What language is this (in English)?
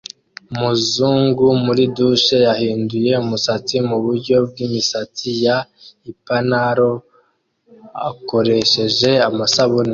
Kinyarwanda